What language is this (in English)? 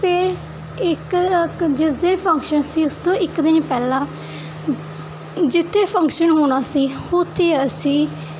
Punjabi